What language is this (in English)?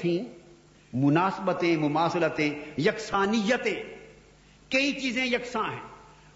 Urdu